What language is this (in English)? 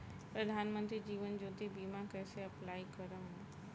Bhojpuri